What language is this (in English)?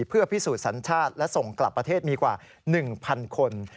Thai